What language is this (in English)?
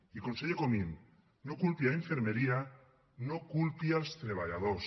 Catalan